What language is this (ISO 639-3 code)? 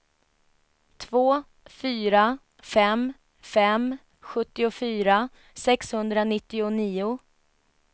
swe